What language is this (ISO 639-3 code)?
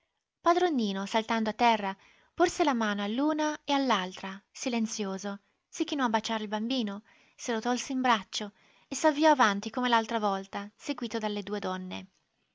ita